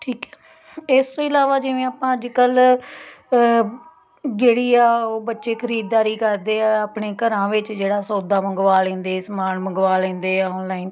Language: Punjabi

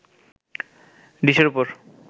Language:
Bangla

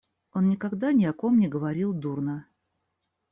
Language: Russian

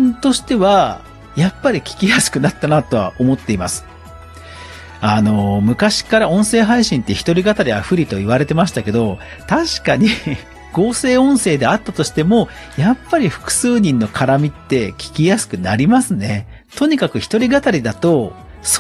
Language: Japanese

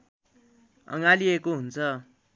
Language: Nepali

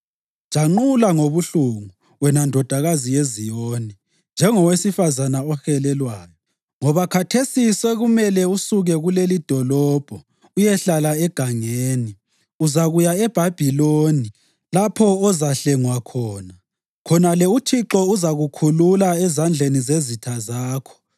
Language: North Ndebele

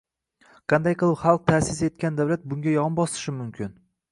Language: Uzbek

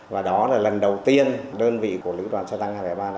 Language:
Vietnamese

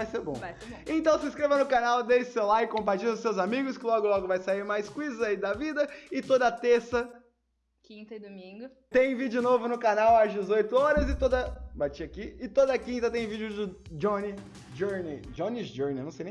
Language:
Portuguese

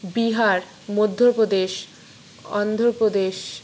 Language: Bangla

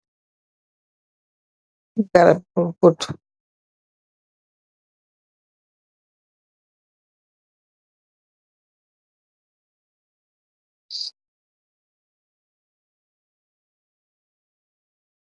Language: Wolof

